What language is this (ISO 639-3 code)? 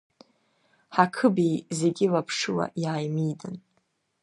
abk